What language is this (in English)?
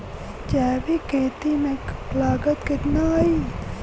Bhojpuri